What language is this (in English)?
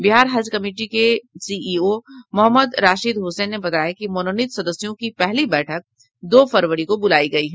Hindi